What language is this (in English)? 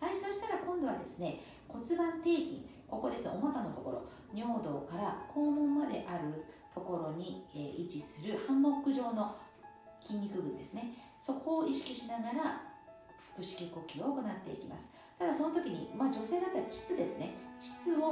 Japanese